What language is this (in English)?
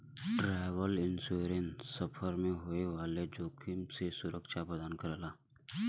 Bhojpuri